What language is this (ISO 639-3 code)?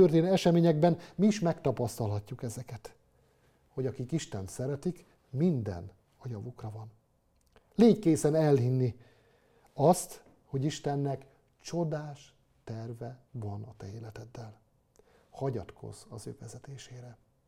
hun